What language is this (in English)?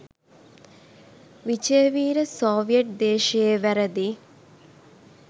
Sinhala